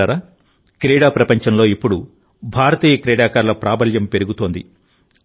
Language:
Telugu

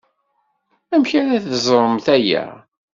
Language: Kabyle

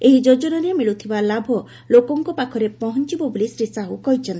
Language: Odia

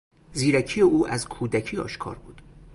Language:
Persian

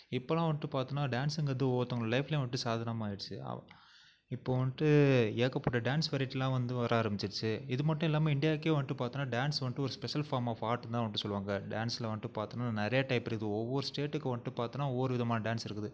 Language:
Tamil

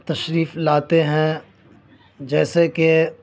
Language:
Urdu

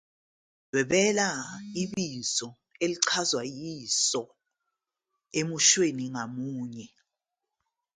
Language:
Zulu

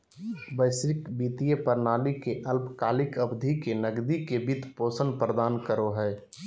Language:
Magahi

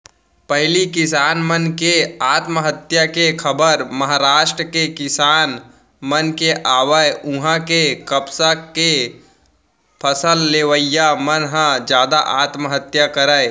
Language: Chhattisgarhi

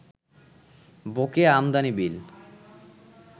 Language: Bangla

